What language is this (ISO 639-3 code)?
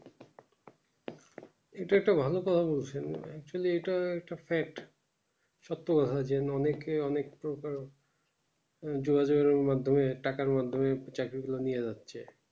ben